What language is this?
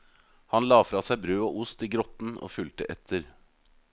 Norwegian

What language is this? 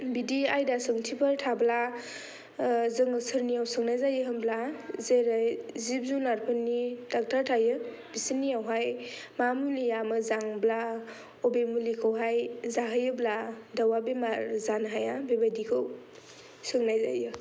Bodo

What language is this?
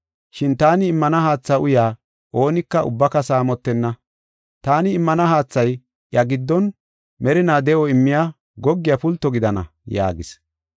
Gofa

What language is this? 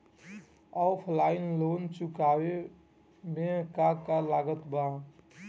Bhojpuri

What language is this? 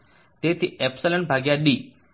Gujarati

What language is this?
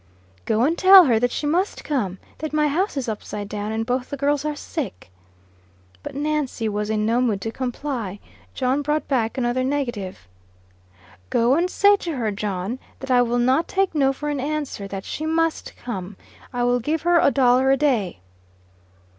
English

